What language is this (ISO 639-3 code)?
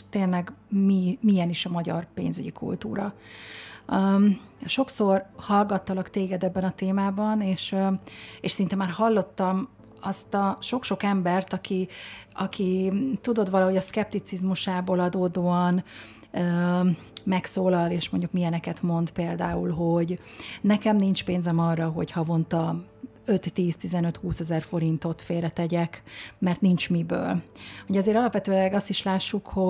hun